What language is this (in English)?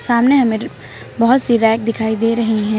Hindi